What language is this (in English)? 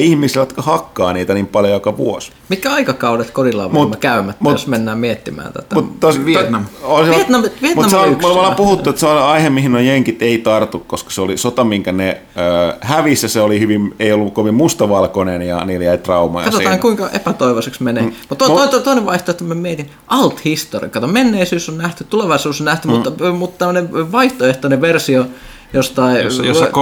Finnish